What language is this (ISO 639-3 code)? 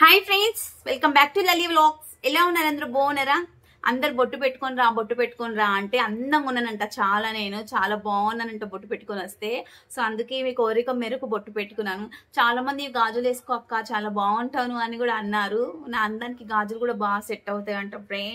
tel